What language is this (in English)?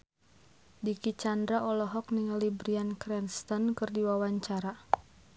Sundanese